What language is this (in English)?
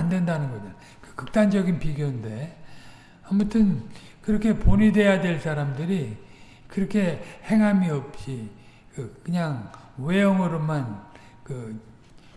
Korean